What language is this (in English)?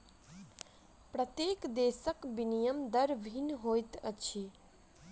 Maithili